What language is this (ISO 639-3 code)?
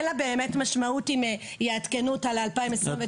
heb